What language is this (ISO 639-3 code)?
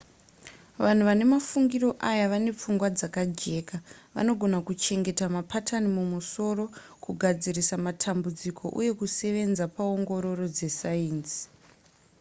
sna